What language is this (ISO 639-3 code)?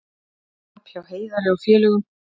isl